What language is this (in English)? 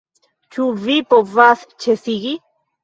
Esperanto